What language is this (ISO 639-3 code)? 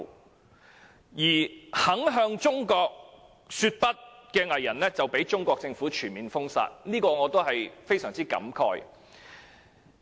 yue